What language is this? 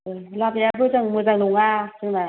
Bodo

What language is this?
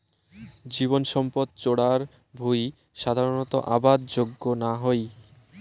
Bangla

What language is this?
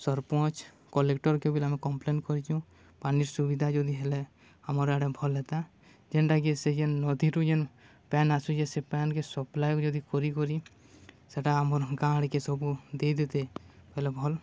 Odia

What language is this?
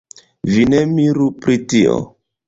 Esperanto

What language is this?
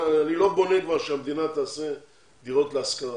Hebrew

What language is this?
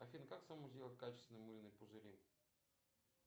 Russian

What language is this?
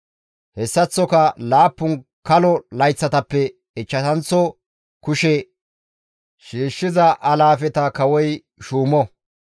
Gamo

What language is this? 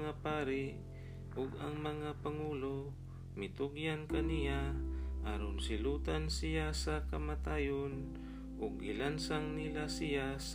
Filipino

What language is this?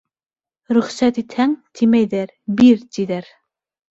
Bashkir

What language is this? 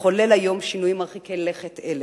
Hebrew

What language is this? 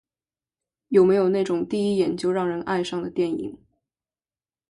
Chinese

